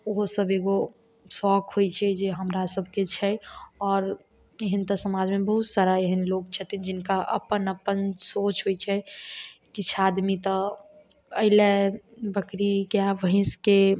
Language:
Maithili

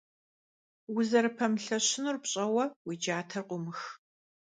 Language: Kabardian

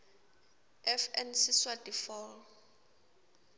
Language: Swati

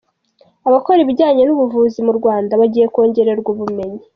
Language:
Kinyarwanda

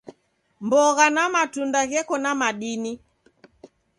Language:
Taita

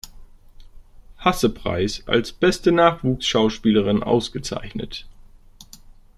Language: German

